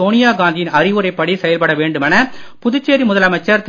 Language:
Tamil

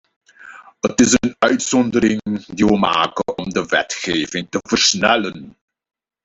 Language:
Dutch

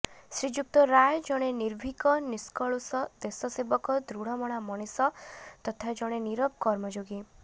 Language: Odia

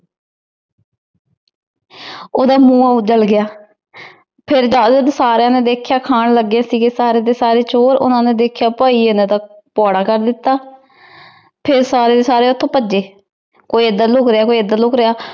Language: Punjabi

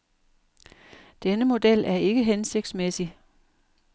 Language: Danish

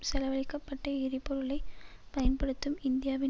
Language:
Tamil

